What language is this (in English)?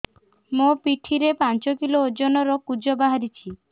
Odia